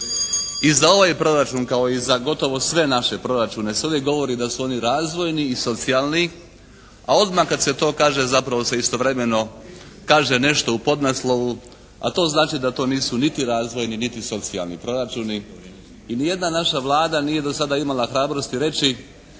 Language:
Croatian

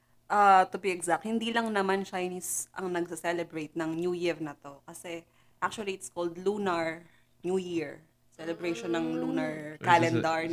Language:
Filipino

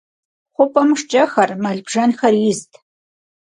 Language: Kabardian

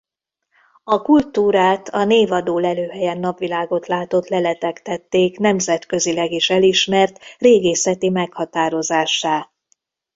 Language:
Hungarian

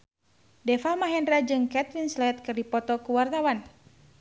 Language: Sundanese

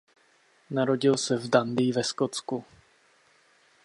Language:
Czech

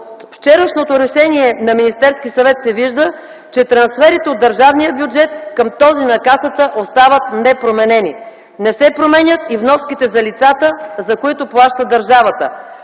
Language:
Bulgarian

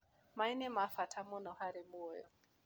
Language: Kikuyu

